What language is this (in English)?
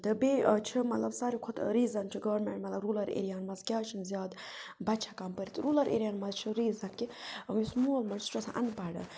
Kashmiri